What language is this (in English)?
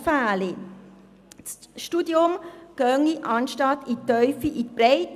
Swiss German